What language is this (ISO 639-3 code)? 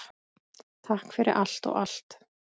isl